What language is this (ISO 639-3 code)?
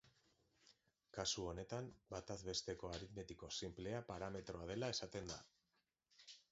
eus